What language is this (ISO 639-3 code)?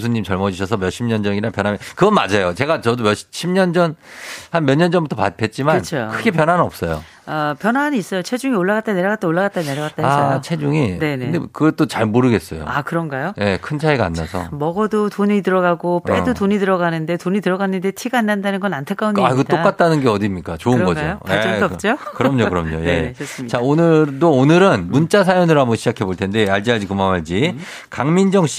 kor